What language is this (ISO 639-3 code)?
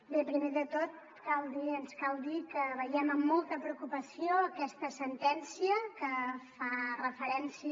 cat